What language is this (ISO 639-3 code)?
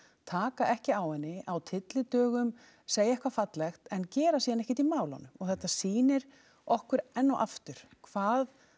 isl